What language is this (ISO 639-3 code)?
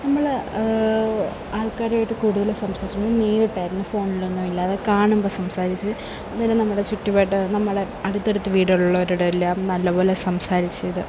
mal